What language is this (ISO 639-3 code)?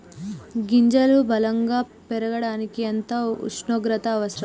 tel